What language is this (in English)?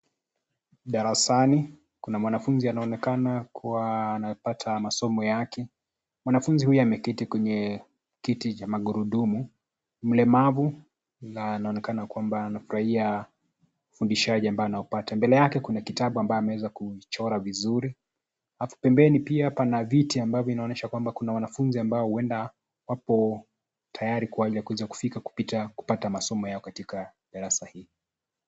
Swahili